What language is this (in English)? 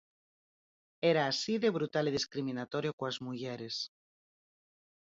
Galician